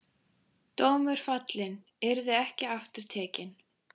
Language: Icelandic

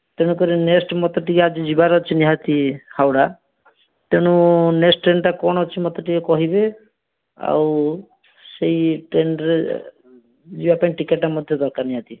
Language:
Odia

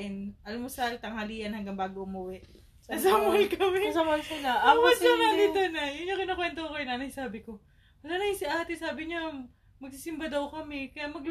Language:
Filipino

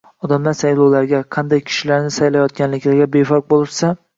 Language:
Uzbek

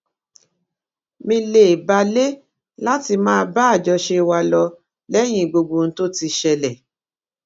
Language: Yoruba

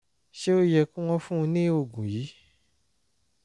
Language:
Yoruba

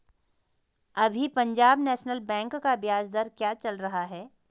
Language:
Hindi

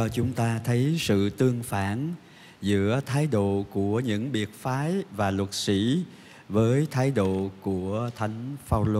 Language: Vietnamese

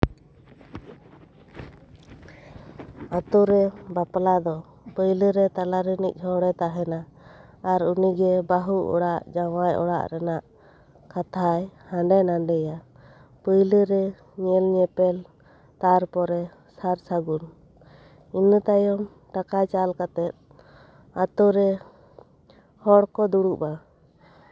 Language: Santali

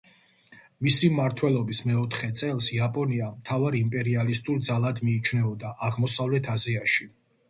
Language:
Georgian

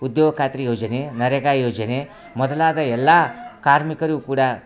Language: Kannada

